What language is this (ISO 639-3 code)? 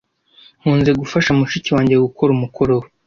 kin